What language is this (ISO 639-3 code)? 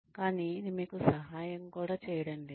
tel